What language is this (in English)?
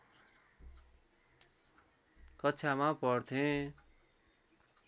Nepali